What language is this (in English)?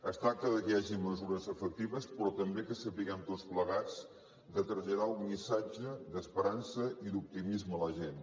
Catalan